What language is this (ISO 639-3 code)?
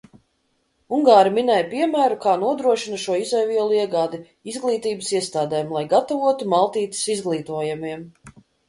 lav